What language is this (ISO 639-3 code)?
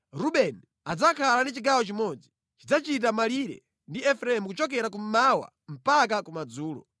nya